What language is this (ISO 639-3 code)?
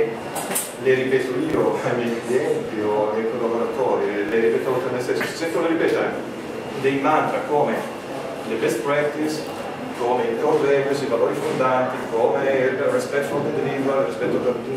ita